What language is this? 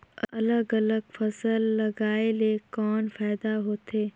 Chhattisgarhi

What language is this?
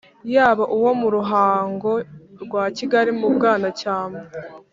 Kinyarwanda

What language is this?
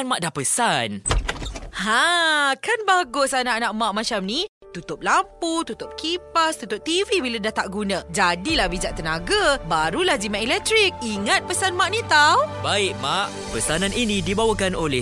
Malay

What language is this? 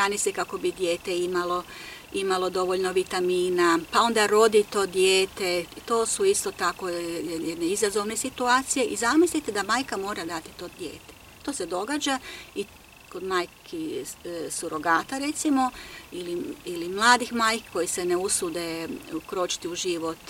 Croatian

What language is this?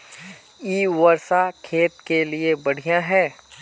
Magahi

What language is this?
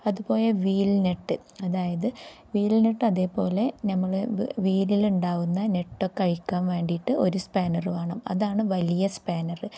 Malayalam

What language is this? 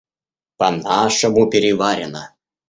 Russian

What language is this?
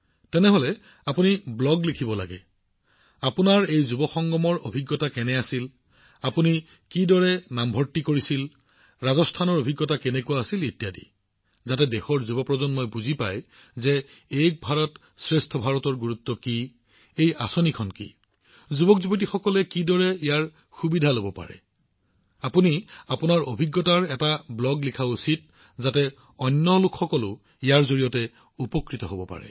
Assamese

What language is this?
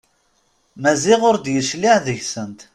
Kabyle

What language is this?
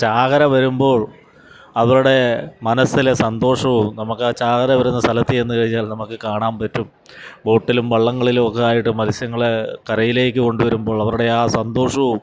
Malayalam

